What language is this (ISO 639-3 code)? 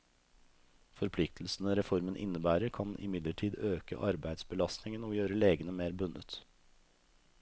nor